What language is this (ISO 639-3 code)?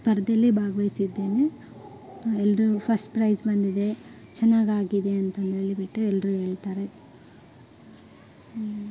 kan